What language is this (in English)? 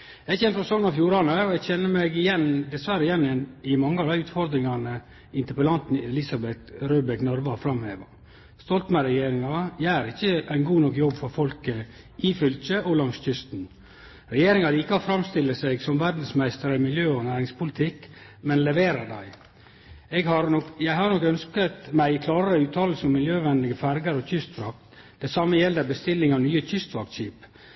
Norwegian Nynorsk